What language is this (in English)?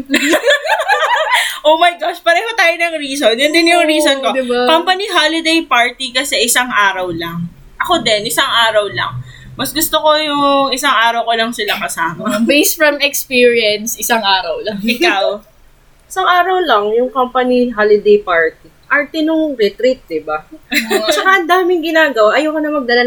Filipino